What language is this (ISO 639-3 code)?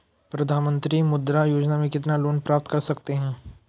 hin